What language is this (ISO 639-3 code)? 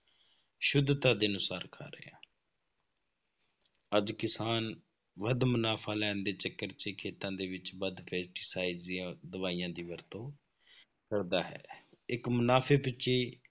pan